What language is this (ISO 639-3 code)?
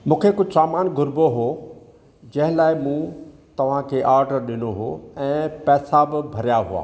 snd